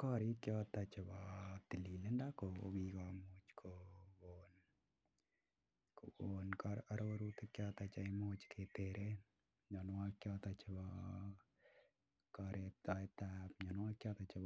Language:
Kalenjin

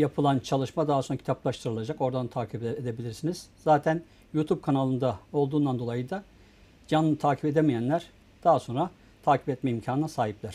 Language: Turkish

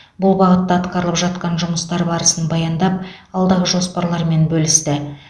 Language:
Kazakh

